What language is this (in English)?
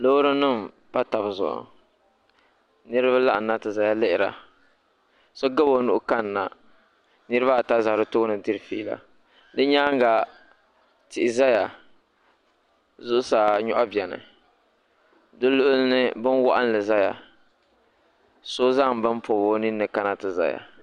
Dagbani